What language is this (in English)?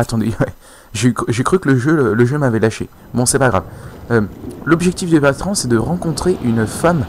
French